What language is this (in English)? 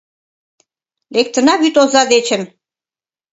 Mari